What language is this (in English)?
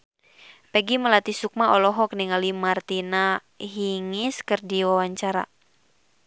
Sundanese